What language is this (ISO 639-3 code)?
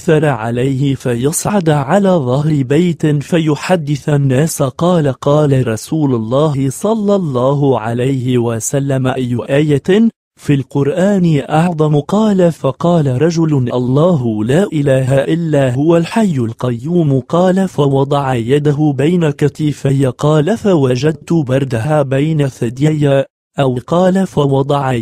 ara